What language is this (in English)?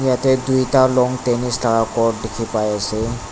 Naga Pidgin